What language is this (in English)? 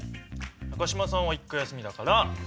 Japanese